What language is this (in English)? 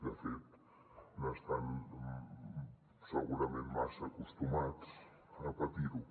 Catalan